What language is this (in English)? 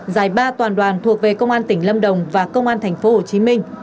Vietnamese